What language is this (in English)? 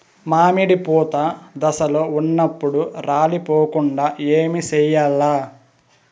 Telugu